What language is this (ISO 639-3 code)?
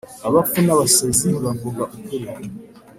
kin